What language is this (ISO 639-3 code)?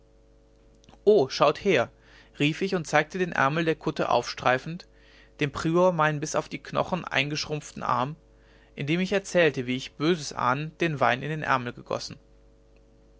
deu